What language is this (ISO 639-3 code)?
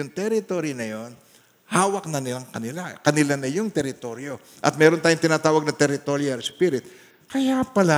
fil